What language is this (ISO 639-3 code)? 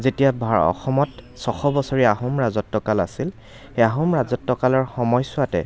asm